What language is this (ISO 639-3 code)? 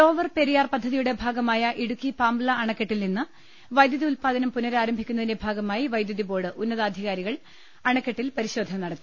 mal